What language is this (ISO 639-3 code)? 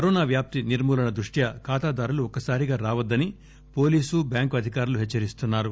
tel